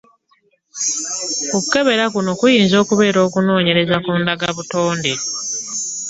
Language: Ganda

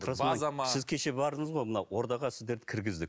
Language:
Kazakh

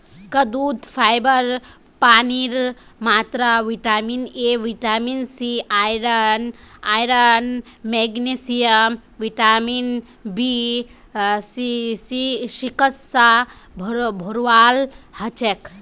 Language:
Magahi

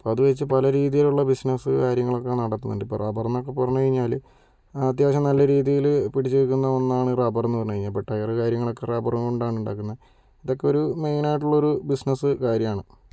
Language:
Malayalam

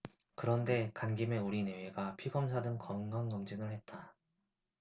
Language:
Korean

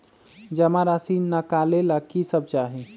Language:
Magahi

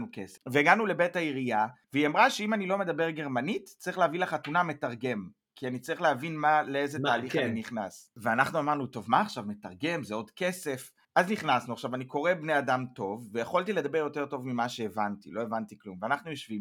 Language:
Hebrew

